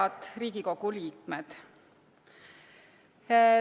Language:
Estonian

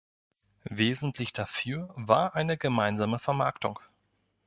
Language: German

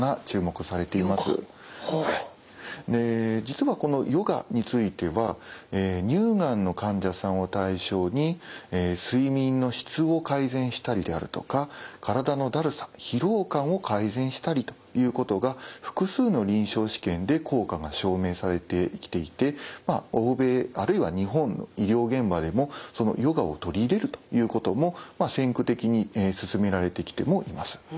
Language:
Japanese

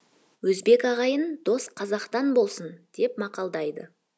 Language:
Kazakh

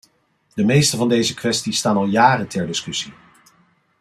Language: Dutch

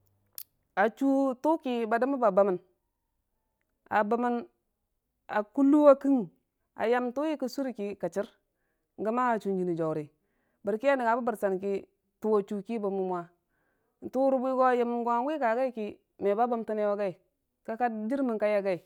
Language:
Dijim-Bwilim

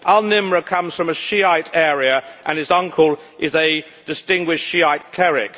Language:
English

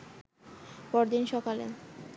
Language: Bangla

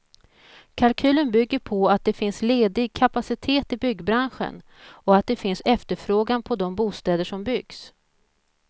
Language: Swedish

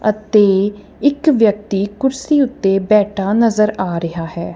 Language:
Punjabi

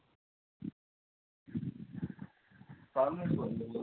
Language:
Marathi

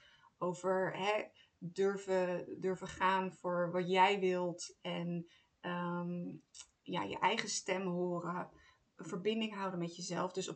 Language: Dutch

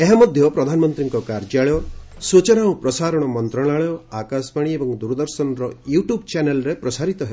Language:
Odia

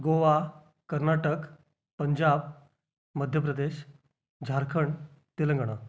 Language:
Marathi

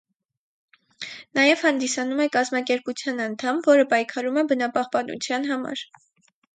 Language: Armenian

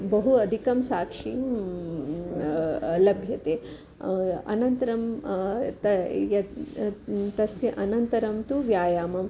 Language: Sanskrit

